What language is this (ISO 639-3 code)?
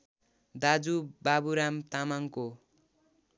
nep